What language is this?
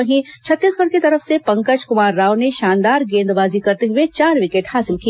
Hindi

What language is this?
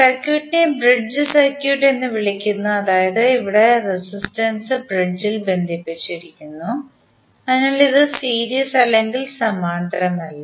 Malayalam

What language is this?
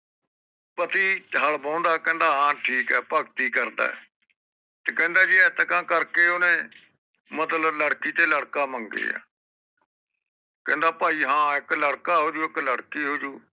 Punjabi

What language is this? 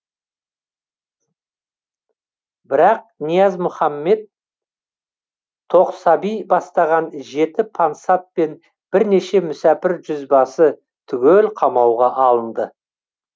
Kazakh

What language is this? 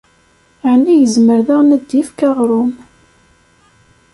Kabyle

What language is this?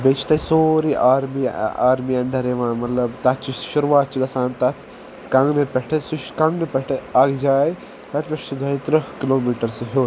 Kashmiri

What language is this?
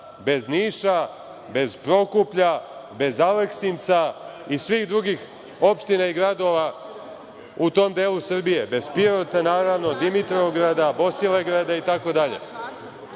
Serbian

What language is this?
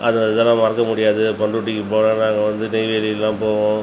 Tamil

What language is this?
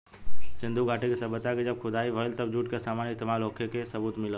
Bhojpuri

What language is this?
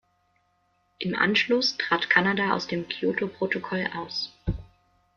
German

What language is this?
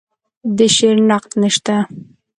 Pashto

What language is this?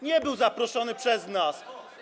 Polish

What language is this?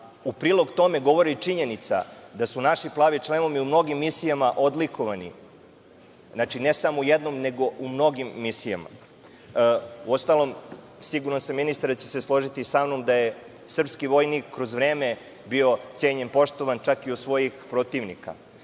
Serbian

